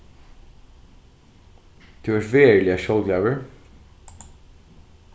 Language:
Faroese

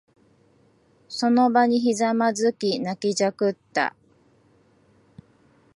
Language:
Japanese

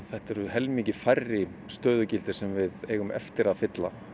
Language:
Icelandic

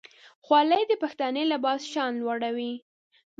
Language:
Pashto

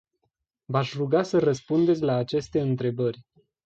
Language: Romanian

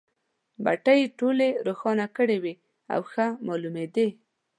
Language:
Pashto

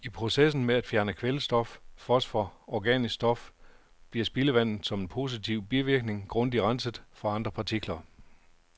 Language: Danish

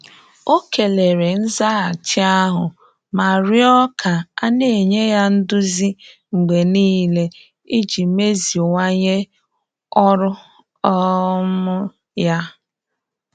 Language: Igbo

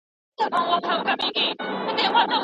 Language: Pashto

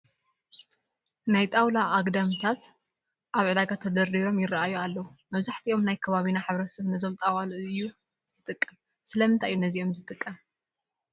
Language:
Tigrinya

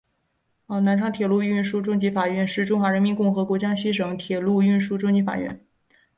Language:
Chinese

